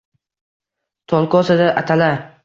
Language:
Uzbek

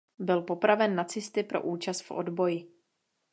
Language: Czech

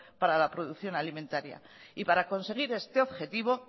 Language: Spanish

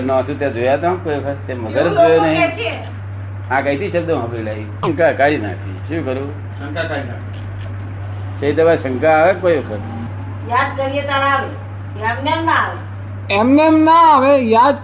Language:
Gujarati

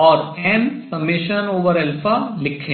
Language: Hindi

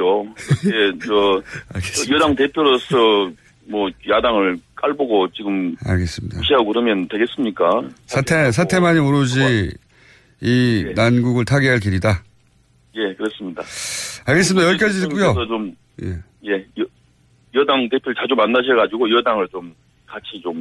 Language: Korean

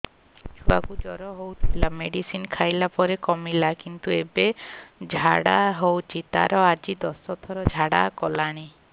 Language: Odia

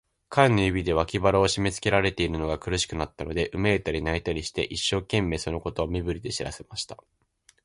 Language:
Japanese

